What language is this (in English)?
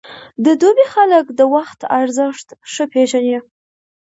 Pashto